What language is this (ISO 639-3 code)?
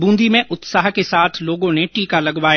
hin